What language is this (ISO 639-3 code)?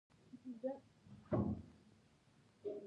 pus